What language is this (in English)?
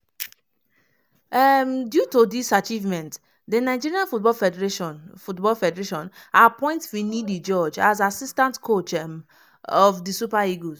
Nigerian Pidgin